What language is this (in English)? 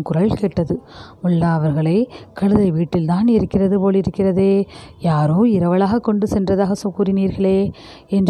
Tamil